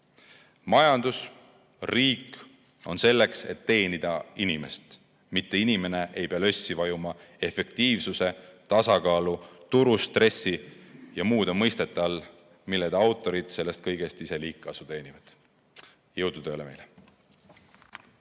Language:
Estonian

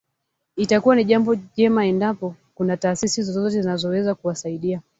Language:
Swahili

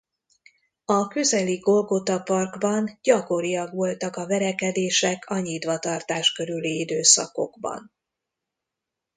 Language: Hungarian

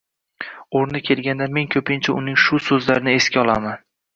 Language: Uzbek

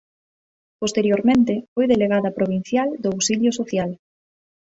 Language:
Galician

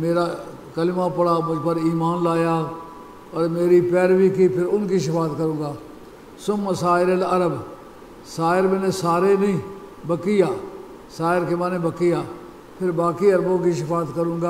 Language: Arabic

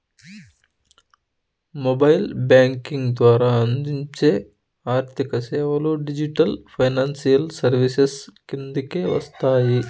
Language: Telugu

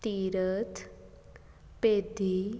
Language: Punjabi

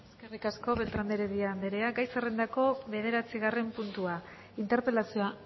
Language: Basque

